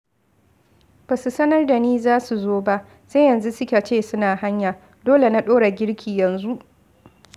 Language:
Hausa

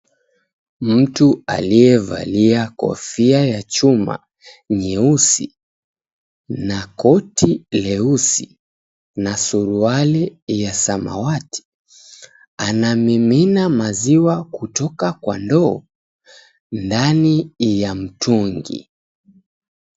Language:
Swahili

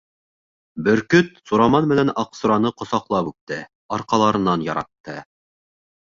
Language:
Bashkir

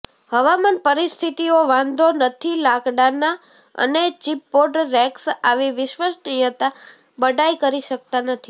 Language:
Gujarati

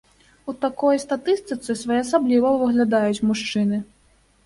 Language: Belarusian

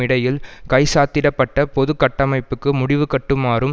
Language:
Tamil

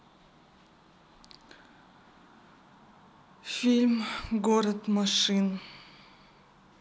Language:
Russian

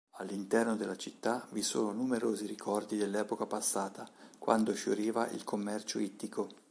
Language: Italian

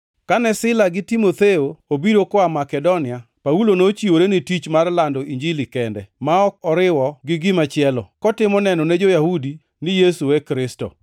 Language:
Luo (Kenya and Tanzania)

